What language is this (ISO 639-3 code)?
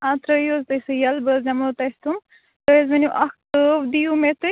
kas